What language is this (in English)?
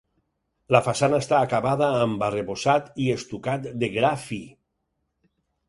Catalan